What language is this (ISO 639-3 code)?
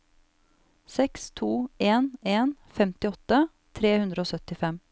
nor